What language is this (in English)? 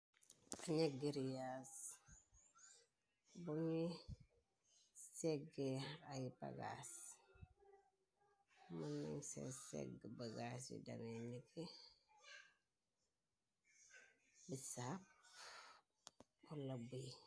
Wolof